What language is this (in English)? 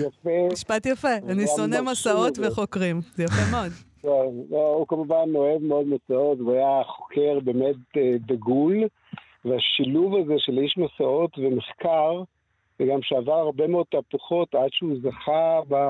Hebrew